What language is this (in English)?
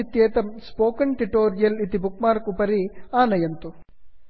Sanskrit